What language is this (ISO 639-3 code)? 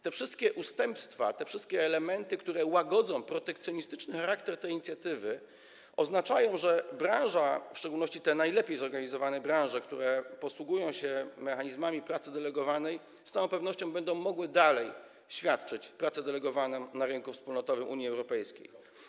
pol